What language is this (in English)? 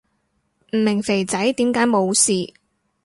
Cantonese